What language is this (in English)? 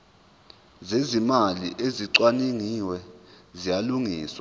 Zulu